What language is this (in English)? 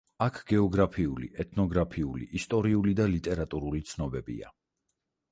Georgian